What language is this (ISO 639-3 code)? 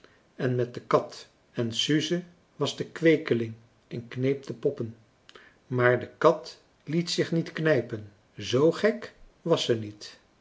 nld